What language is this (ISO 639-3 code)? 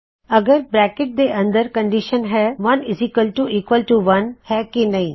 pan